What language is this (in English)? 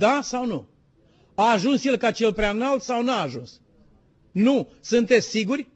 Romanian